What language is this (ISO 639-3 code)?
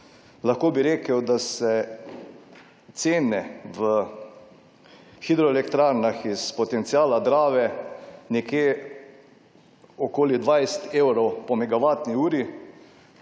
slv